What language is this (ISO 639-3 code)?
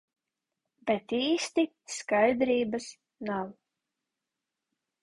lav